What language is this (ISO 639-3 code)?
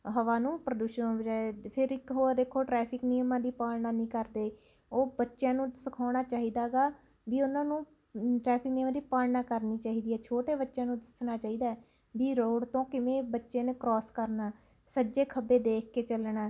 pan